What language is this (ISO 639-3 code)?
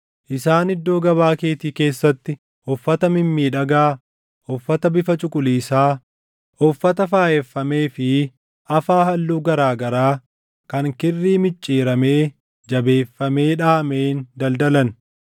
orm